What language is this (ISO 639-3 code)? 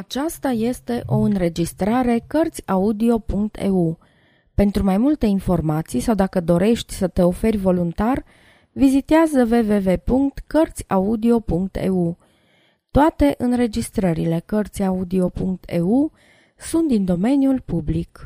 ron